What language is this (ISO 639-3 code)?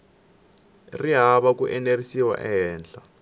tso